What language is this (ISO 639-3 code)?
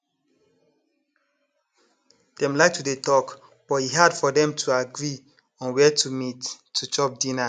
pcm